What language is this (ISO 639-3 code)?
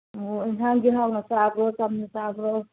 mni